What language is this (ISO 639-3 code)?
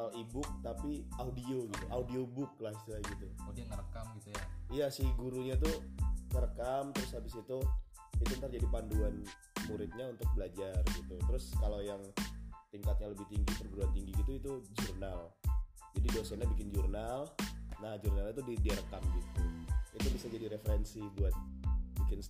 ind